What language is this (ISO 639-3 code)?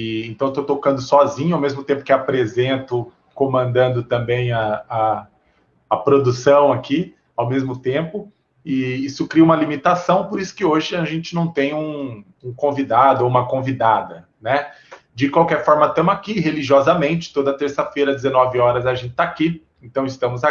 por